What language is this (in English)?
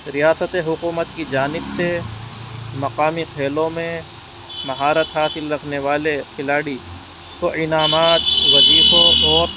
Urdu